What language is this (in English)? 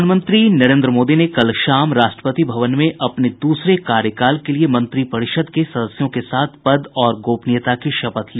Hindi